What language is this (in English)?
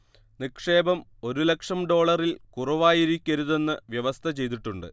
Malayalam